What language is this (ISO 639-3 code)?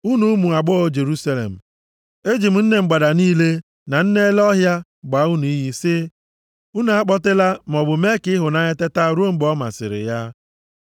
ibo